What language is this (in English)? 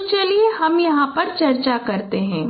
Hindi